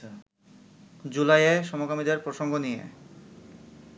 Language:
Bangla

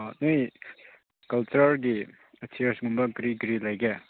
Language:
Manipuri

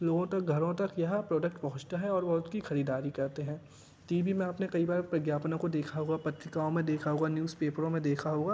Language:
Hindi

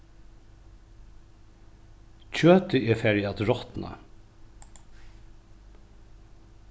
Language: Faroese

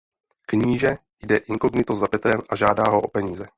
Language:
Czech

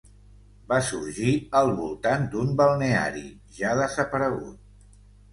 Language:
Catalan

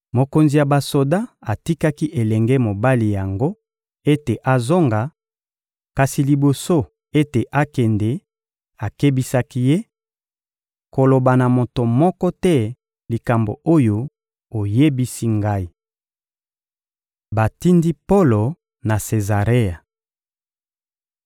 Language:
Lingala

